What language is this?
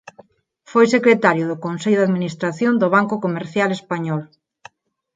Galician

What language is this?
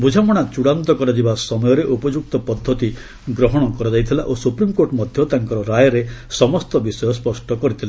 Odia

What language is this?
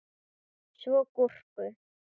Icelandic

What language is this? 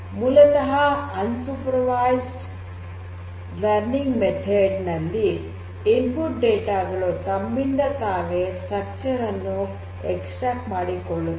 Kannada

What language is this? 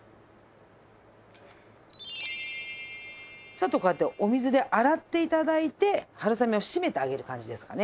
Japanese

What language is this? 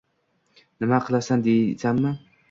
Uzbek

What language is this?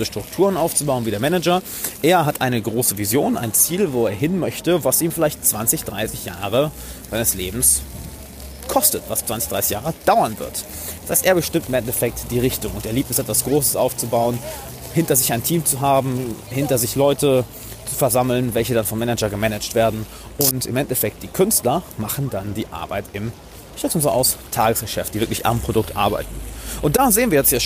German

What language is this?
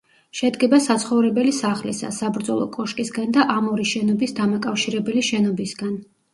Georgian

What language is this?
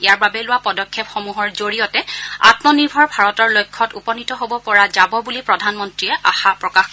Assamese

